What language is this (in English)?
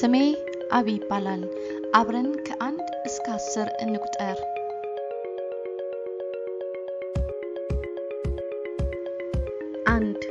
Amharic